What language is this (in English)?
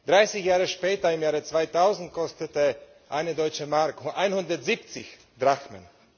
German